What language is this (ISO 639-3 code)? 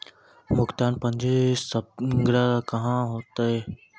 mai